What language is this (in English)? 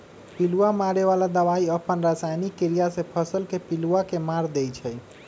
Magahi